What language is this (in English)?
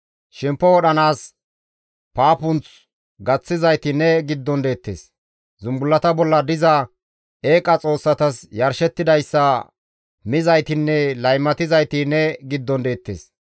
Gamo